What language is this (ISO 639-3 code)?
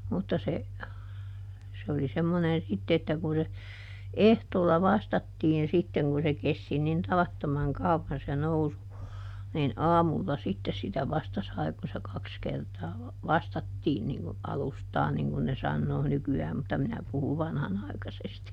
fin